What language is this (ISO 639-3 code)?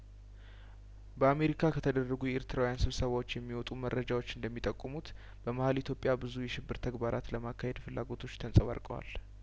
amh